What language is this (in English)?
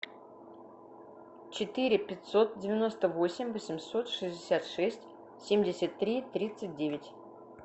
Russian